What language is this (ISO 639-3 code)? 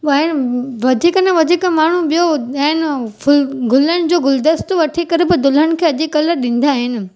snd